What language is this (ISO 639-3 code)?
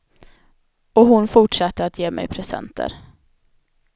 swe